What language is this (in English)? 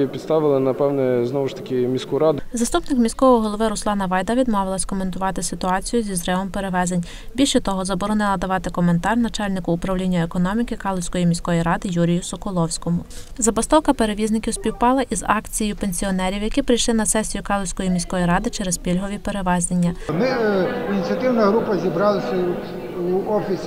Ukrainian